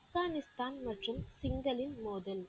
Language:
Tamil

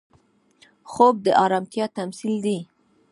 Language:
Pashto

